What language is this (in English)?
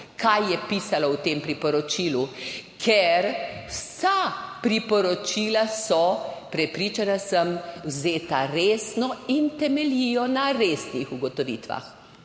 Slovenian